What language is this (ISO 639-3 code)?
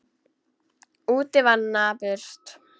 isl